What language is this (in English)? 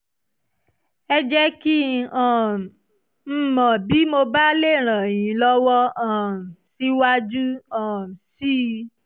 Yoruba